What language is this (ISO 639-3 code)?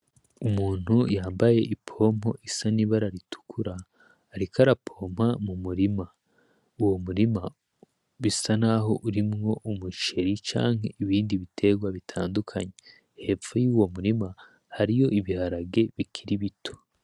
run